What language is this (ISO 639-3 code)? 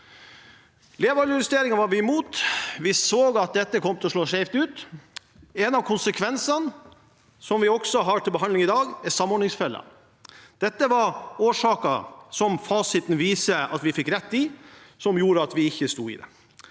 nor